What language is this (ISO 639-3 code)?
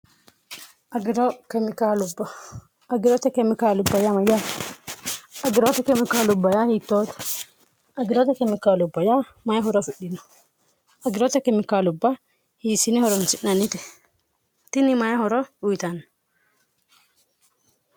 sid